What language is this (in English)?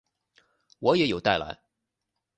Chinese